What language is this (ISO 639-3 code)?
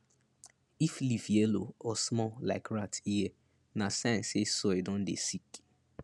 pcm